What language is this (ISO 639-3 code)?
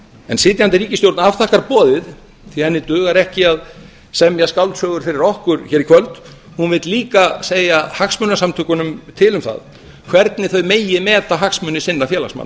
isl